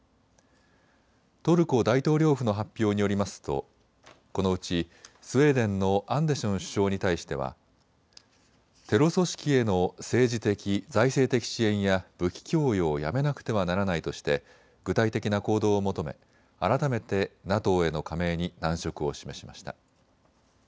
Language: Japanese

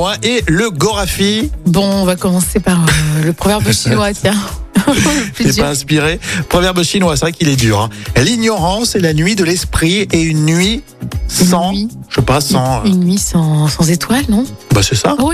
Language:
French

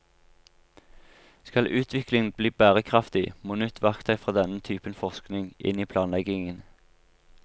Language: Norwegian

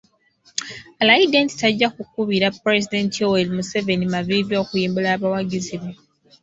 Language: Ganda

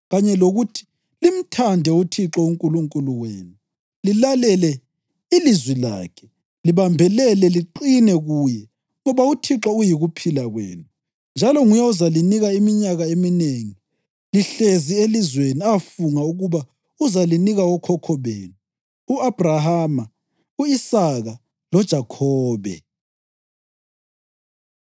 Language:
North Ndebele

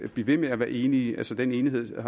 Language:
Danish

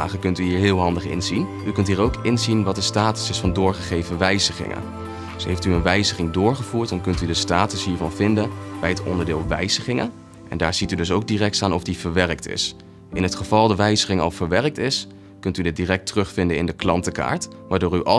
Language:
Dutch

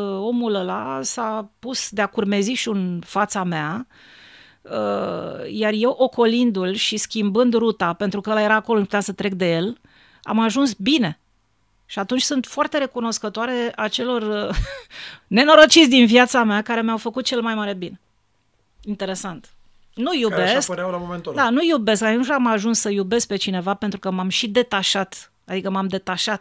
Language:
Romanian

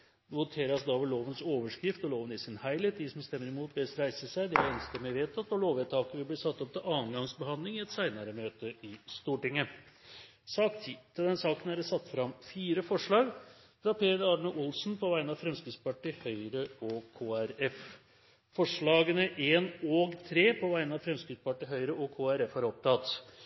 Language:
Norwegian Bokmål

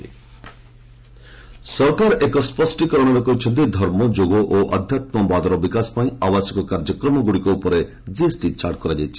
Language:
Odia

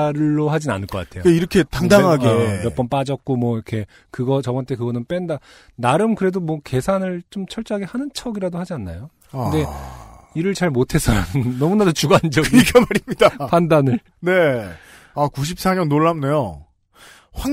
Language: Korean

